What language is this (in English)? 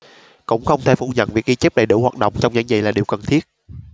Vietnamese